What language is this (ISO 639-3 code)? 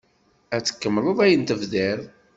kab